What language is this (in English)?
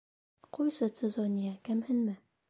Bashkir